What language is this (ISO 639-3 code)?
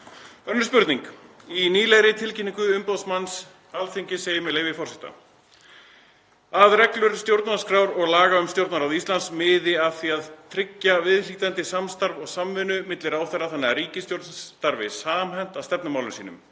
isl